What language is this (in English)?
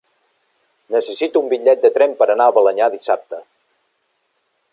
Catalan